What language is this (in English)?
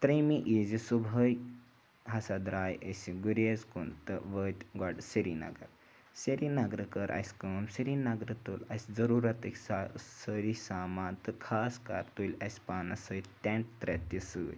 Kashmiri